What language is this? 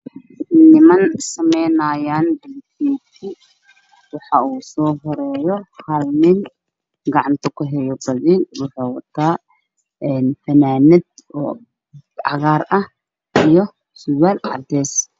Somali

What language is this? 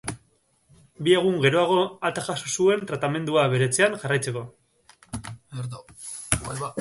Basque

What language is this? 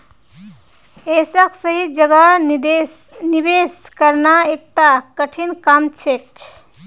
Magahi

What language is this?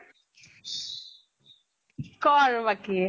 Assamese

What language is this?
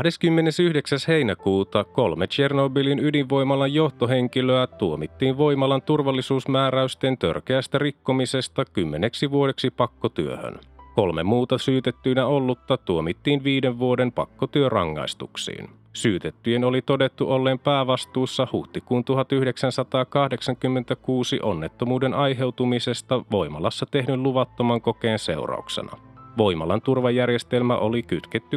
Finnish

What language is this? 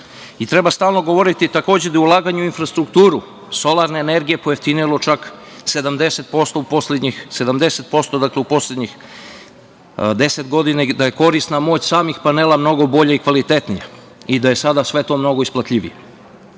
Serbian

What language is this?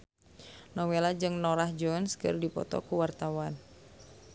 Sundanese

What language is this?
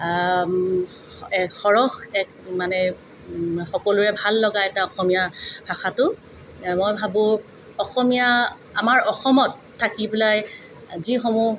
Assamese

